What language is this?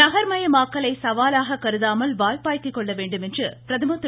Tamil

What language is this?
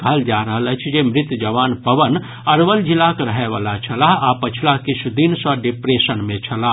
Maithili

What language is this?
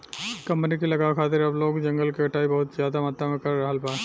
Bhojpuri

